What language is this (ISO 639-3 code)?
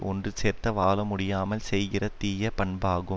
tam